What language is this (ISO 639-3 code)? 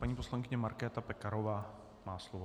ces